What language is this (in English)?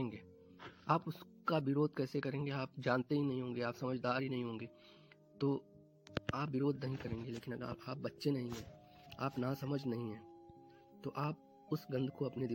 Hindi